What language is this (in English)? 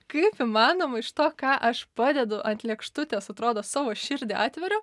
Lithuanian